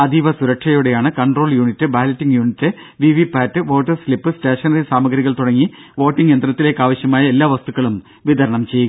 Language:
Malayalam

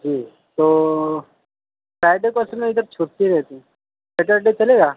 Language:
Urdu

